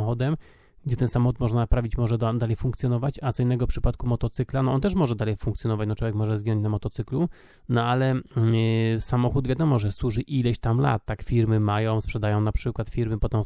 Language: Polish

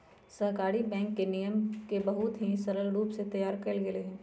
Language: Magahi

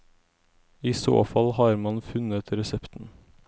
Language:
Norwegian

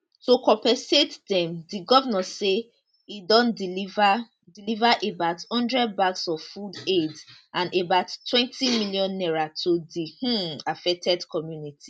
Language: Nigerian Pidgin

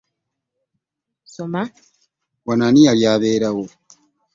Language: Ganda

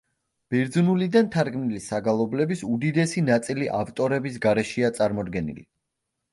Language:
Georgian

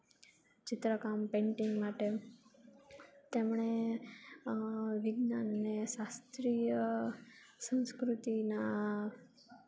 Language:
Gujarati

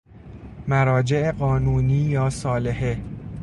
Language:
Persian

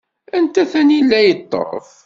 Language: Kabyle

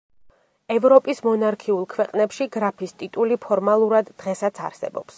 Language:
Georgian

